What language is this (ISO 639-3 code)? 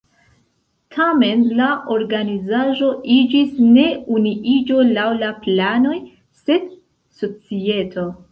epo